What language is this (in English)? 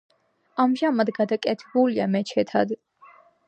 Georgian